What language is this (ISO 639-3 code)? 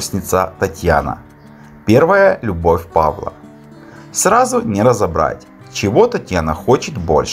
rus